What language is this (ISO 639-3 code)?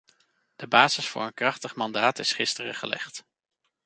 nld